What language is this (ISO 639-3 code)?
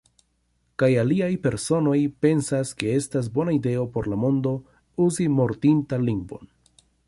epo